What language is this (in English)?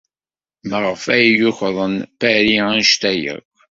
Kabyle